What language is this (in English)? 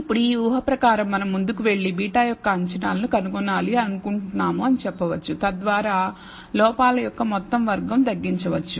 Telugu